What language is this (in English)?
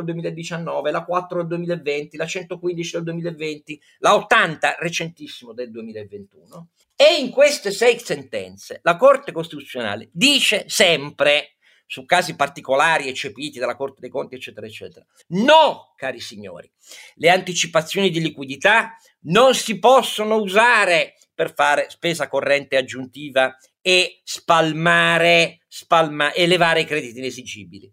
Italian